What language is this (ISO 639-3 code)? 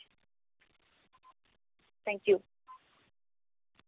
pan